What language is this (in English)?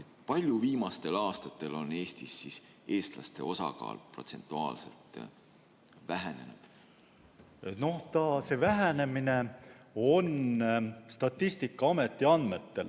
Estonian